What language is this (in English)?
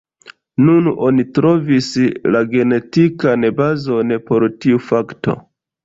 Esperanto